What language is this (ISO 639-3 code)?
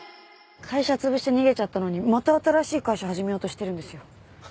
jpn